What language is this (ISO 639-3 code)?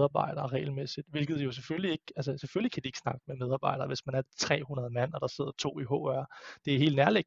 dan